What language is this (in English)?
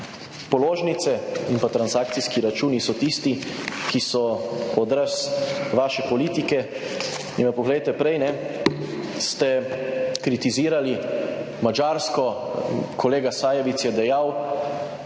Slovenian